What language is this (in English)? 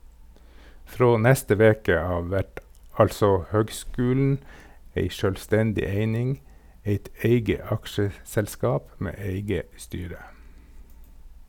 Norwegian